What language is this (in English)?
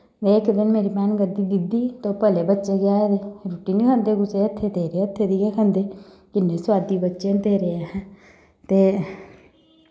Dogri